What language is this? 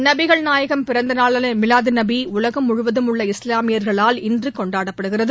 Tamil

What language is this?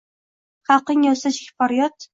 Uzbek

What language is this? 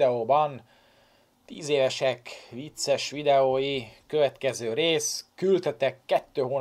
Hungarian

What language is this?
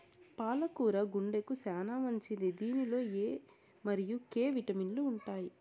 Telugu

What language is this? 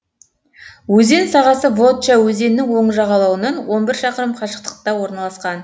Kazakh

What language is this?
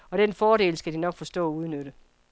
Danish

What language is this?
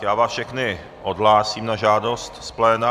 Czech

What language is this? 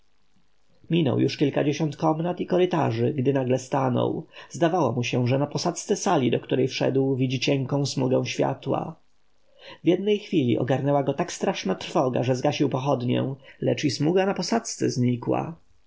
Polish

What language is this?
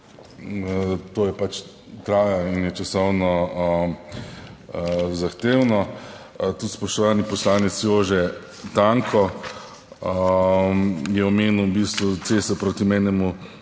Slovenian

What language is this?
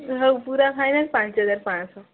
Odia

